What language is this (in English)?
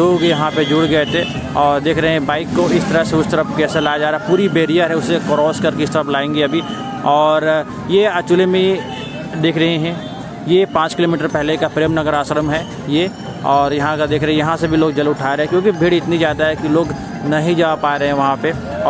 Hindi